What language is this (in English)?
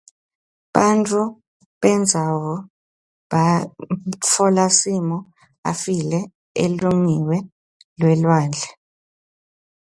Swati